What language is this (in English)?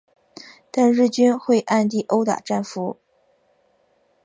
Chinese